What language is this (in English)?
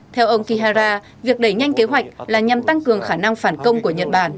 Vietnamese